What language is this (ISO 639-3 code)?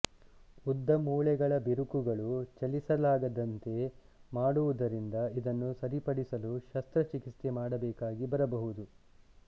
kan